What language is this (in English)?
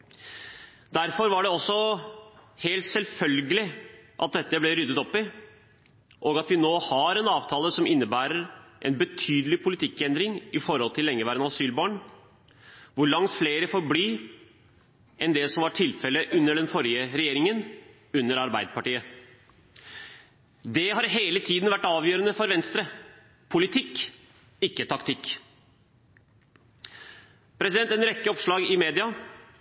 Norwegian Bokmål